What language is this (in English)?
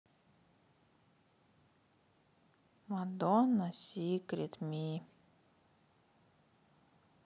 Russian